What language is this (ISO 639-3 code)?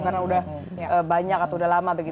ind